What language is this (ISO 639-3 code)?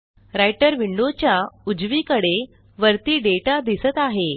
mar